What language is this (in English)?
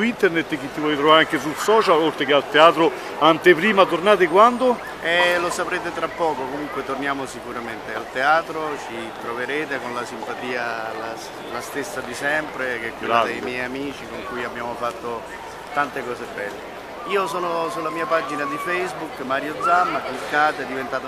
Italian